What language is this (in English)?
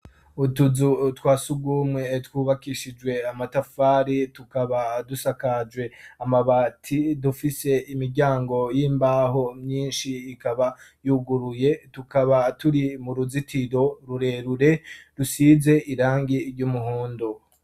Rundi